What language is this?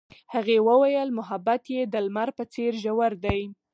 Pashto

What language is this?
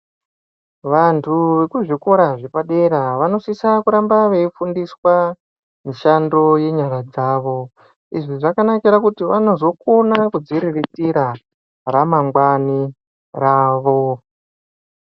Ndau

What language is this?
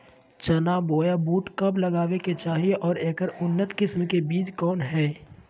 Magahi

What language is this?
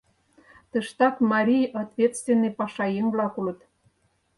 Mari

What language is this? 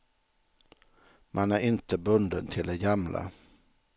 Swedish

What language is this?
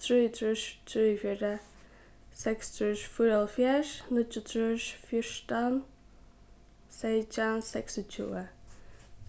Faroese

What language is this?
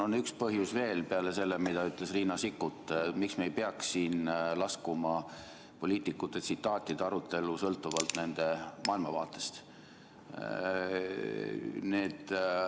Estonian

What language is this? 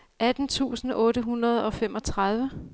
Danish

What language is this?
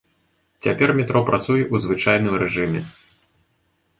Belarusian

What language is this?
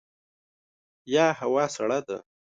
Pashto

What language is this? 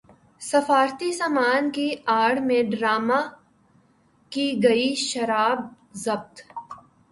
Urdu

